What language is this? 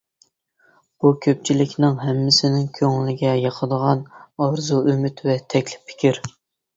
Uyghur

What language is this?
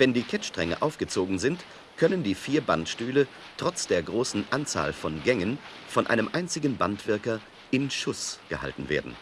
German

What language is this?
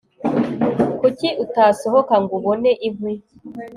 Kinyarwanda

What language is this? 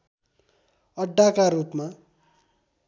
Nepali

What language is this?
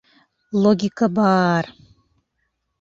Bashkir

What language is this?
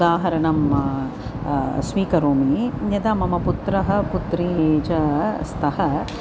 Sanskrit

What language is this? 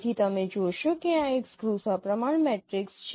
Gujarati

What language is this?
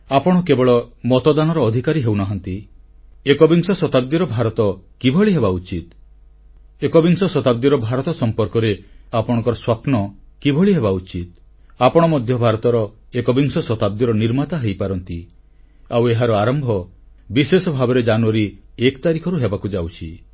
Odia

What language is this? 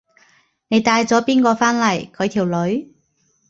Cantonese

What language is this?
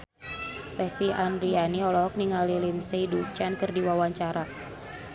Sundanese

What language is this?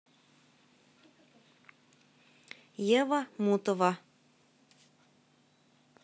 Russian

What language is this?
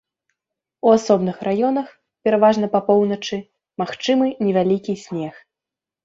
Belarusian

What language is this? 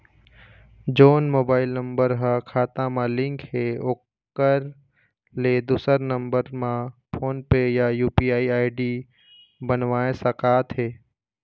Chhattisgarhi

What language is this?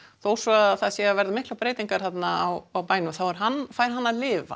Icelandic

